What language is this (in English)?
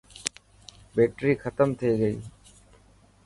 Dhatki